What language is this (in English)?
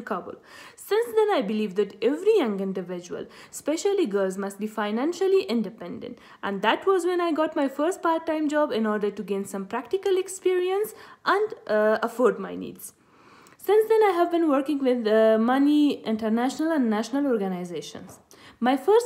English